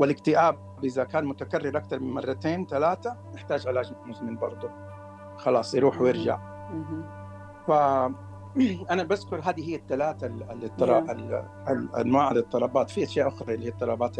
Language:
Arabic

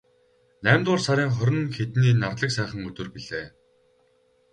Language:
Mongolian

